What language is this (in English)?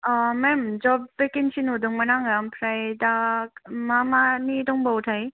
Bodo